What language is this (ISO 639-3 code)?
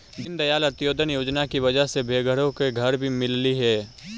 mag